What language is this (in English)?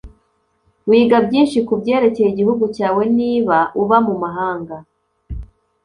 Kinyarwanda